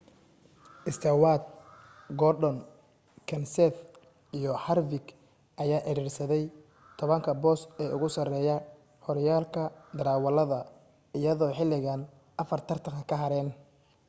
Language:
Somali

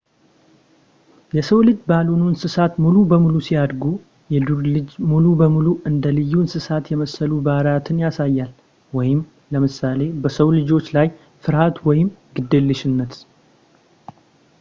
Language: Amharic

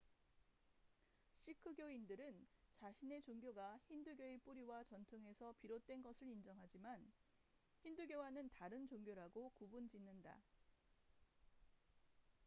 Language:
Korean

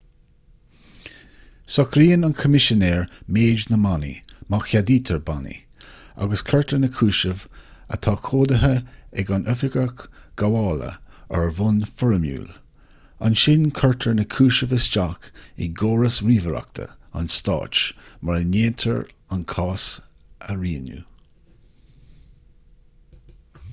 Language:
Irish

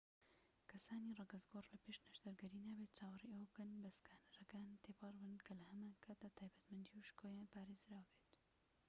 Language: Central Kurdish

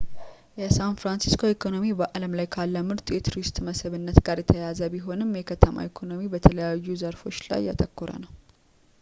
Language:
Amharic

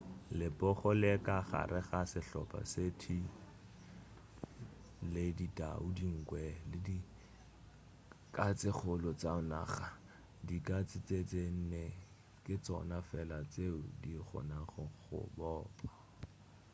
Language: Northern Sotho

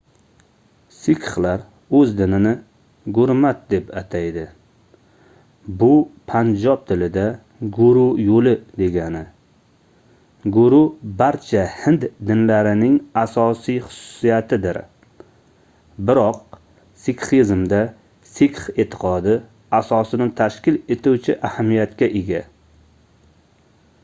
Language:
Uzbek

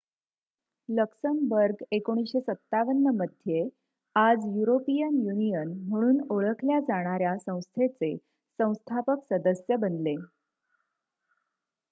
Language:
Marathi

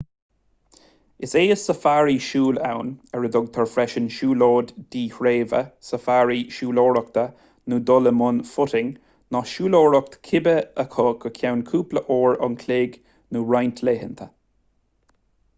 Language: Irish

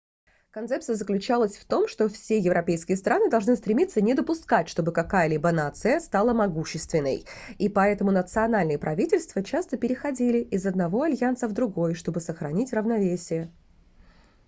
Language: Russian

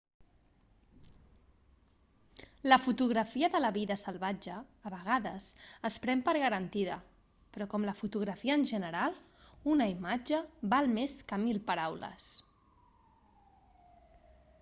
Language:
Catalan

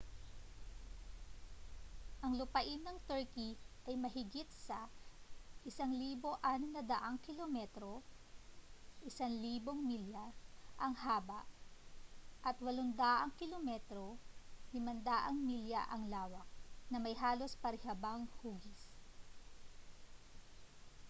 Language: Filipino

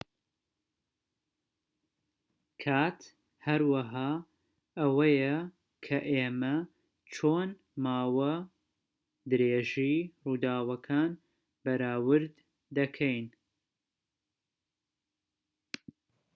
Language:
Central Kurdish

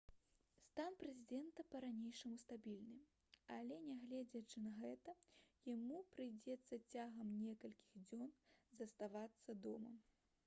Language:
Belarusian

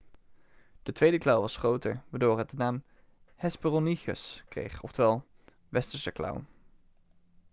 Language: Dutch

